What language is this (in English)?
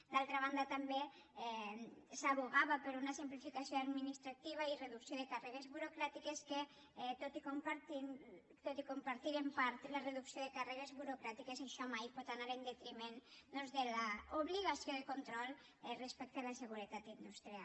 Catalan